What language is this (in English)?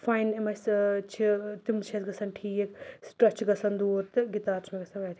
Kashmiri